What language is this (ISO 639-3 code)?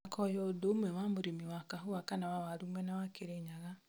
kik